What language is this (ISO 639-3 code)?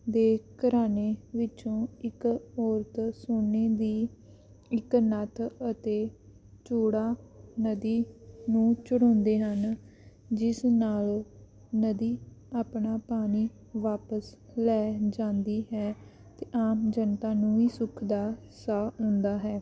pan